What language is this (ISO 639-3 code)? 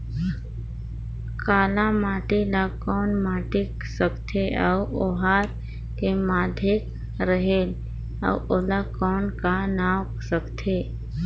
hne